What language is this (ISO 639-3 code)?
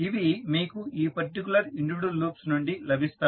tel